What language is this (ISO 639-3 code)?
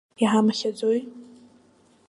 abk